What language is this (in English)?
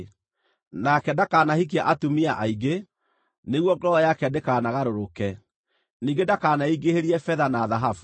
Kikuyu